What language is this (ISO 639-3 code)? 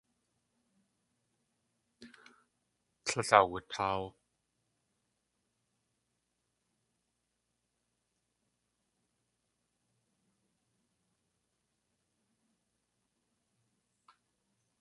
tli